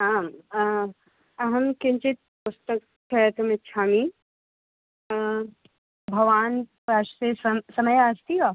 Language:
Sanskrit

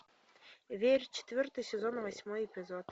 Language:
Russian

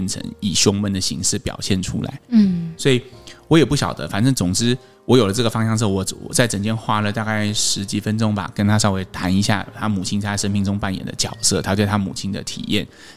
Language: Chinese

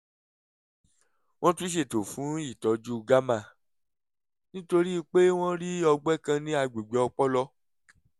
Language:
Yoruba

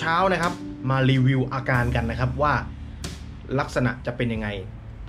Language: Thai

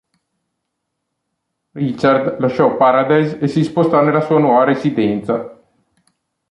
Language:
Italian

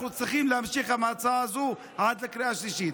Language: Hebrew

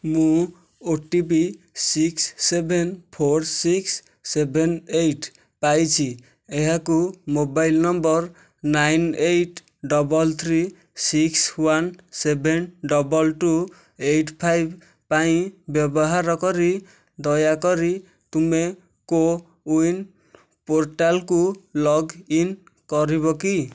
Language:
Odia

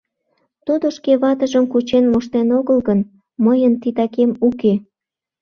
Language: Mari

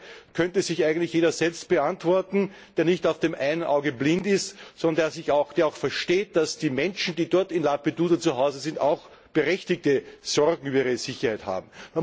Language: German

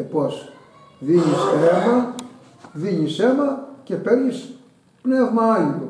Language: Greek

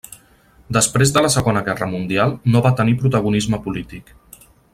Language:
Catalan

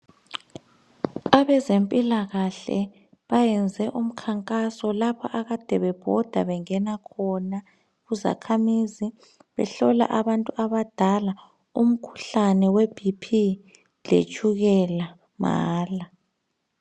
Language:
North Ndebele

